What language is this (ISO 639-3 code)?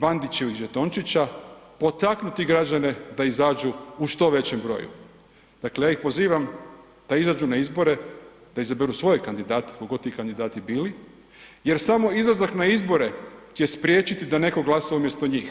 hrv